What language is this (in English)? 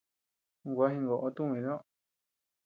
Tepeuxila Cuicatec